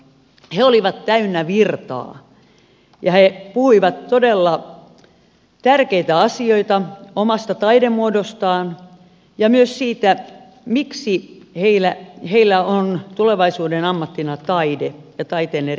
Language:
Finnish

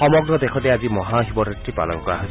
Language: Assamese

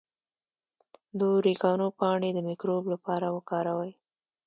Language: Pashto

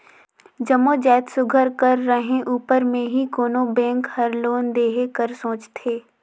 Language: Chhattisgarhi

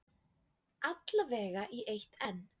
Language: Icelandic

